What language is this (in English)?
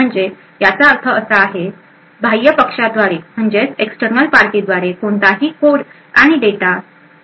Marathi